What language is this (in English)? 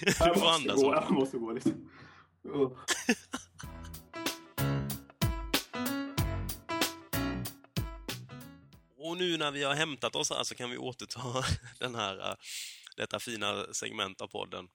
Swedish